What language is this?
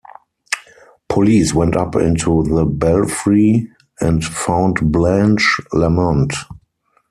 English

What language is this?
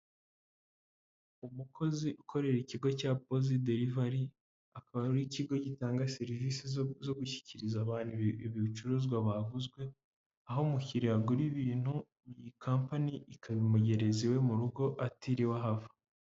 Kinyarwanda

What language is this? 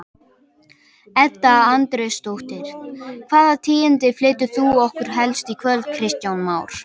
Icelandic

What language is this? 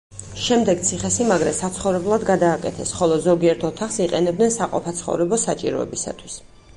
Georgian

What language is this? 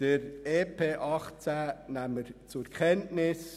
Swiss German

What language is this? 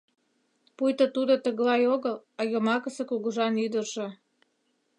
Mari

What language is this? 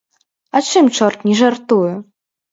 Belarusian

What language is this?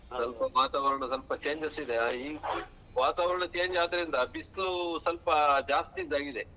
Kannada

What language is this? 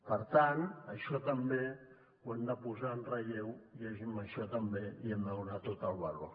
Catalan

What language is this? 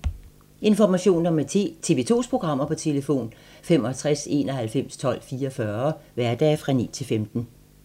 Danish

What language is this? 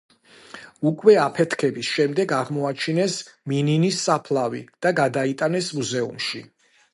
Georgian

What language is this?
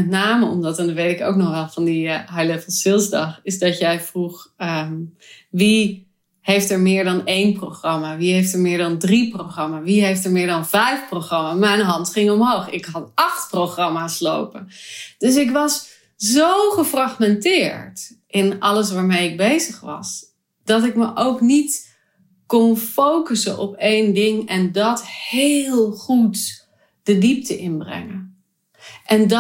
Dutch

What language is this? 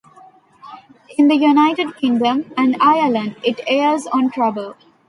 English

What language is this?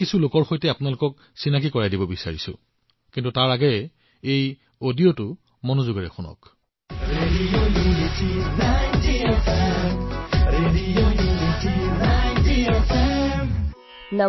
Assamese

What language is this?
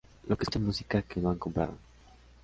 Spanish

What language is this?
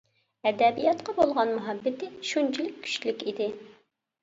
Uyghur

